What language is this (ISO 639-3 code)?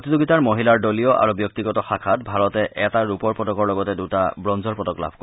asm